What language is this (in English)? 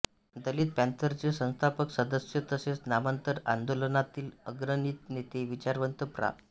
Marathi